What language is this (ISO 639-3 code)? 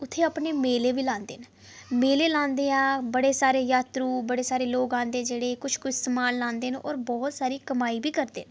doi